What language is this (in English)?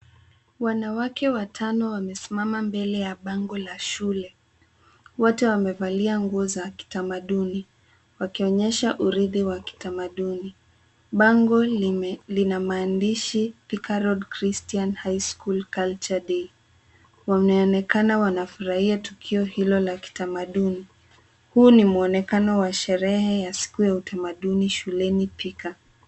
Swahili